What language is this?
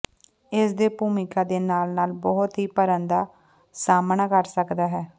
Punjabi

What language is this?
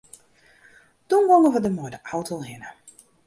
Western Frisian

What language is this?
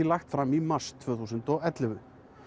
Icelandic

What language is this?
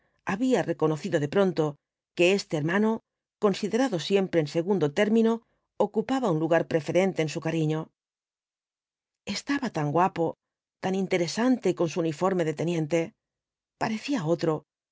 Spanish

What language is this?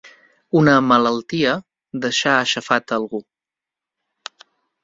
Catalan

